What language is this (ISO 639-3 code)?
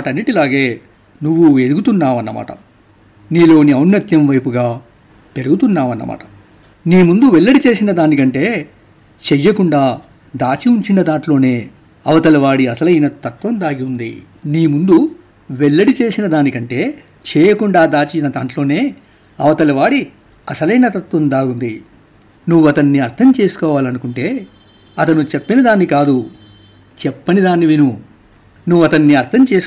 tel